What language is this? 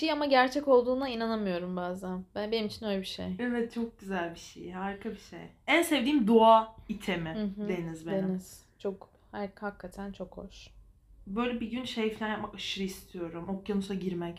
Turkish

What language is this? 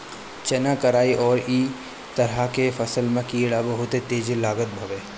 Bhojpuri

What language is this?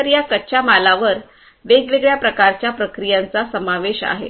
Marathi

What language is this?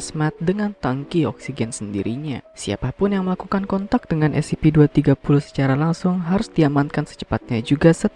Indonesian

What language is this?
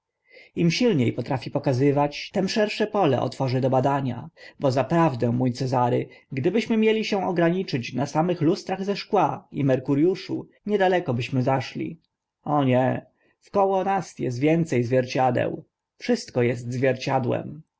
Polish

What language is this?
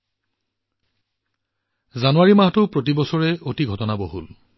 Assamese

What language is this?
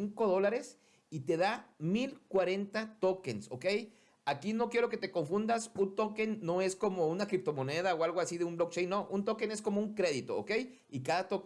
Spanish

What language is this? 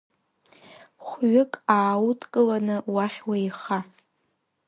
Abkhazian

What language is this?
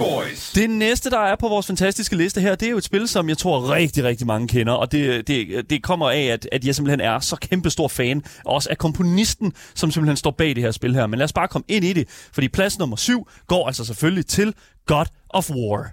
Danish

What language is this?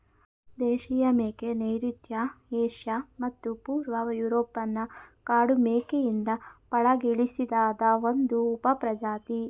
Kannada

